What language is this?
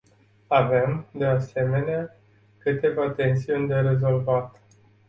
Romanian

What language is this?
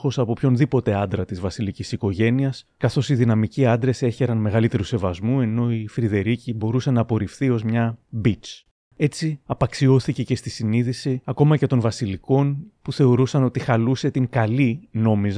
Greek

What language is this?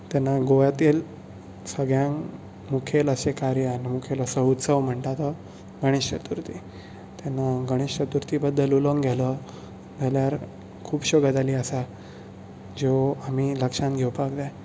Konkani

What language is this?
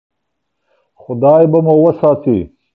Pashto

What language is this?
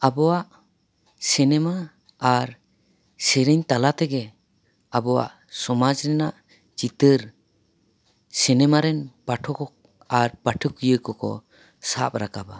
Santali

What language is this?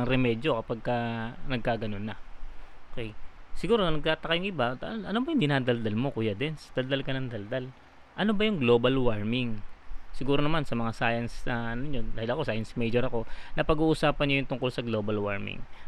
Filipino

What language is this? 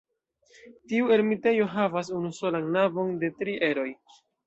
Esperanto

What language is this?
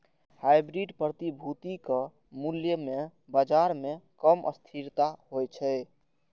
Maithili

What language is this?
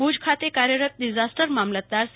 Gujarati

